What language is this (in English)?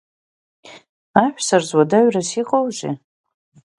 Abkhazian